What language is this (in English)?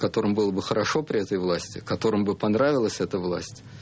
Russian